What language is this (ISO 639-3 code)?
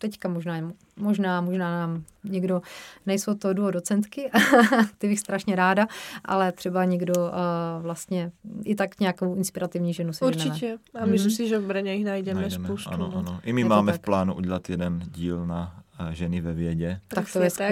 ces